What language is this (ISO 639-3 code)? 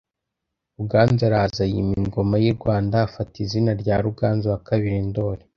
kin